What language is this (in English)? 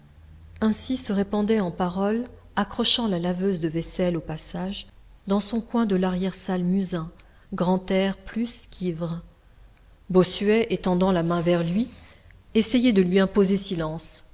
French